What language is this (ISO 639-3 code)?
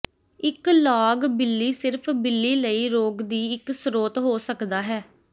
pan